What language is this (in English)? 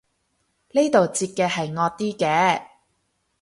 Cantonese